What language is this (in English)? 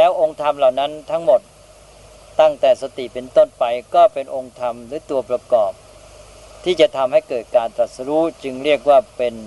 Thai